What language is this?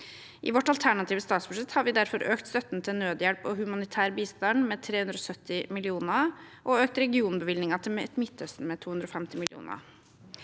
Norwegian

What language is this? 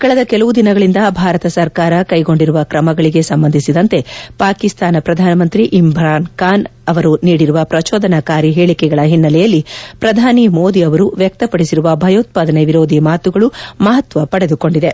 Kannada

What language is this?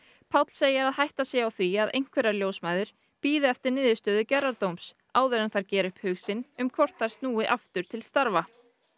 Icelandic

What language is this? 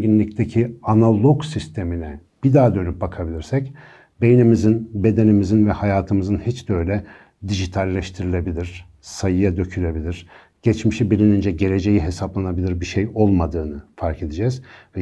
Turkish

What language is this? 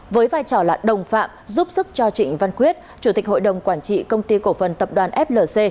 Vietnamese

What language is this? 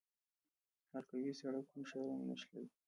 Pashto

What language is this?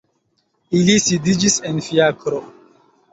Esperanto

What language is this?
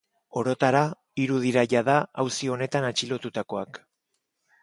Basque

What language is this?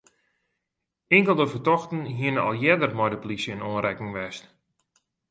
Western Frisian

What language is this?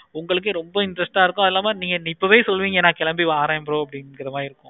Tamil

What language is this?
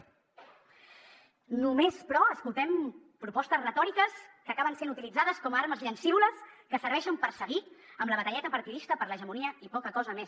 Catalan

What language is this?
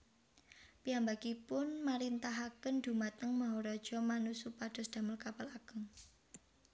Javanese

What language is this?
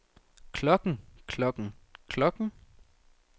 Danish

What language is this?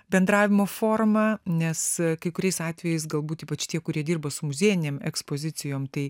Lithuanian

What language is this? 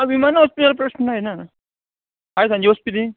Konkani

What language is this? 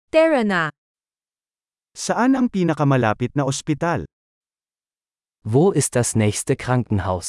Filipino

